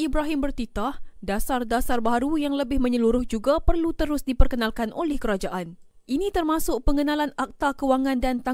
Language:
Malay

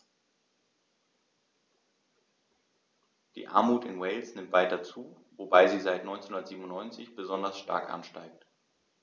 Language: German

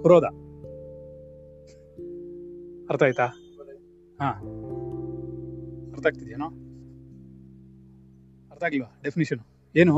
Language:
Kannada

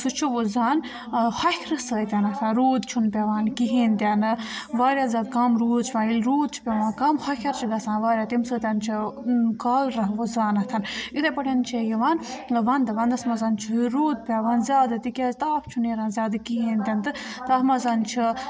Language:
Kashmiri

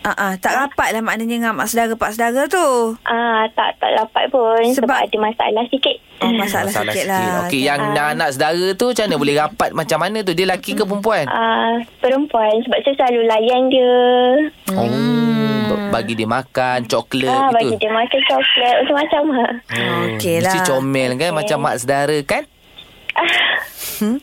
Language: Malay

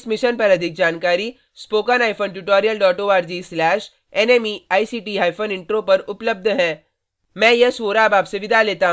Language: Hindi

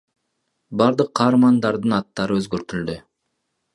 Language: Kyrgyz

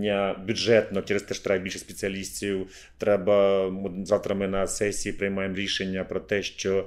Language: Ukrainian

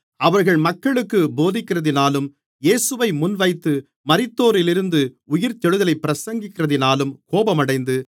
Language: Tamil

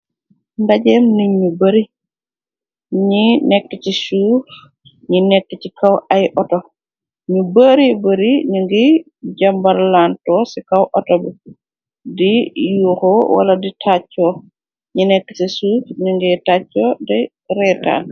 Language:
Wolof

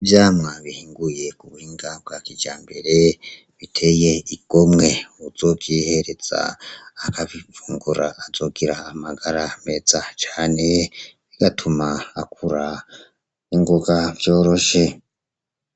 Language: Rundi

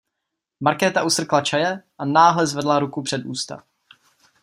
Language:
Czech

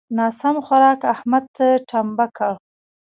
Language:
Pashto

